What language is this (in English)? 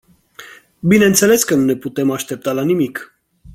Romanian